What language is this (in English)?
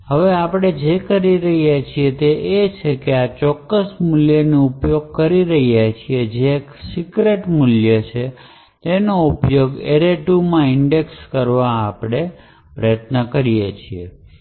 Gujarati